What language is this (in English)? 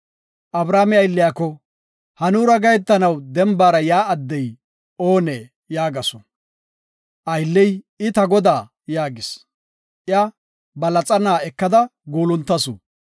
Gofa